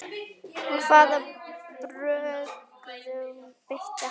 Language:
Icelandic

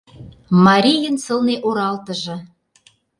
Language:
Mari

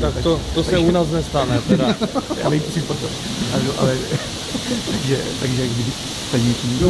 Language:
Czech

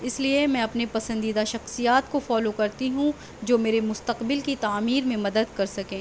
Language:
Urdu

